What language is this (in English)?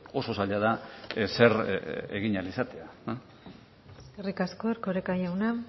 Basque